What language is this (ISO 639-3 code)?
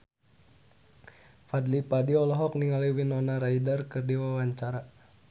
sun